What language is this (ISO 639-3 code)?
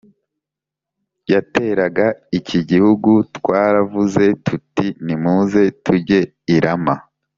kin